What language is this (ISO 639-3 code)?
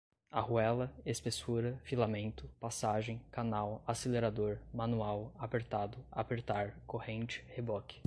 por